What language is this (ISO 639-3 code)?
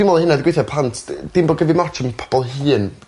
cym